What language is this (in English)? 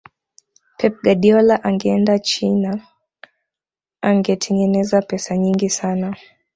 Swahili